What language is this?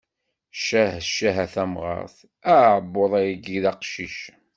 Kabyle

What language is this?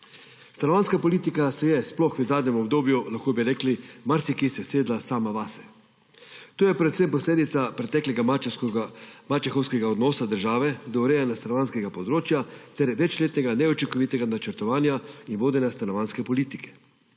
Slovenian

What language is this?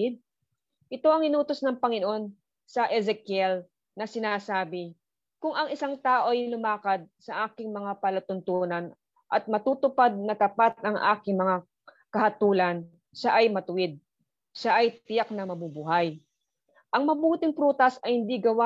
Filipino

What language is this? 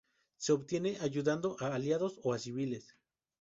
Spanish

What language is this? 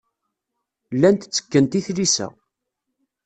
Kabyle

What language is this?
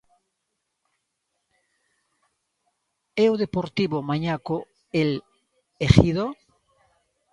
Galician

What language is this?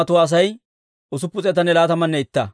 Dawro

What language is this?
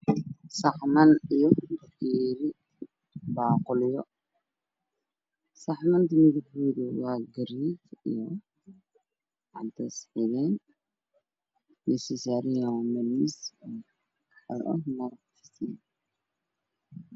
Somali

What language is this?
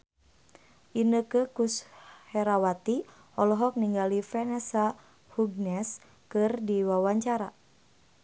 Sundanese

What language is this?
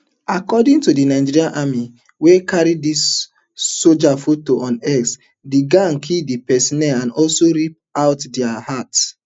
Nigerian Pidgin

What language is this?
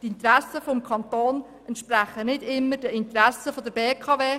Swiss German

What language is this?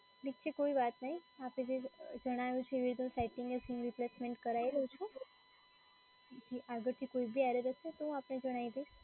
Gujarati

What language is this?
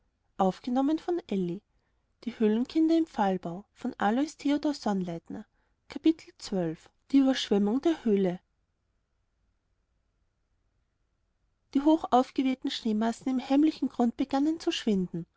German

